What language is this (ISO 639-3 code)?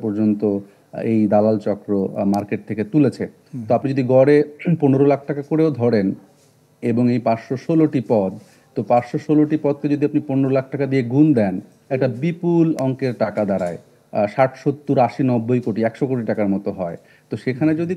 ben